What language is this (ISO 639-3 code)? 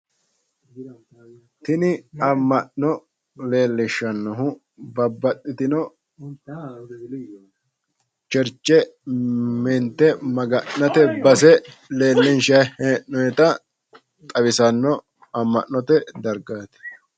sid